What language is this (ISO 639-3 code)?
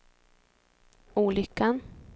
swe